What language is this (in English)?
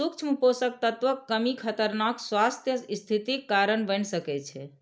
Maithili